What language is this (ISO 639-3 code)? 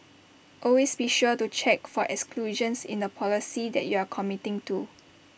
eng